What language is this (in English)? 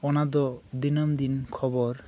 Santali